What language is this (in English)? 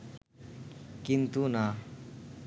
Bangla